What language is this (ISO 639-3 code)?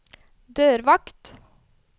nor